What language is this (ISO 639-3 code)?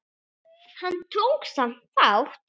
isl